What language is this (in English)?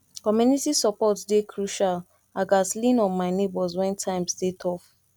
Nigerian Pidgin